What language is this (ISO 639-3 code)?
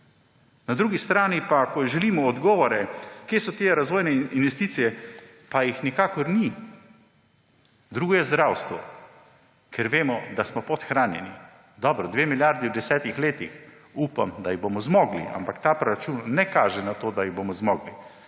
slv